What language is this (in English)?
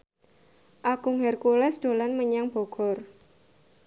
Javanese